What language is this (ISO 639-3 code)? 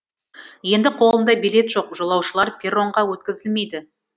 kaz